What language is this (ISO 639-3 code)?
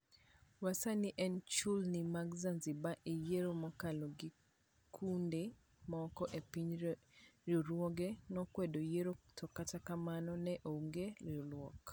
luo